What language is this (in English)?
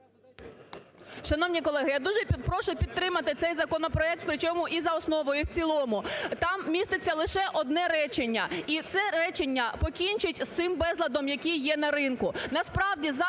Ukrainian